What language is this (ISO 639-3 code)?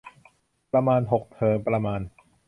tha